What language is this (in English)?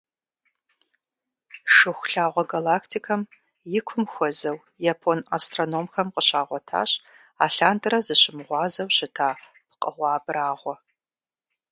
Kabardian